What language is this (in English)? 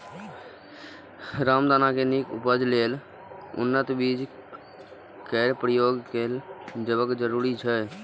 Maithili